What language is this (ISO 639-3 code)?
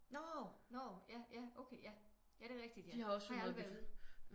dan